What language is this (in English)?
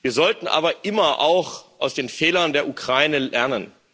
German